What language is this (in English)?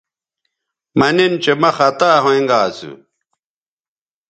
Bateri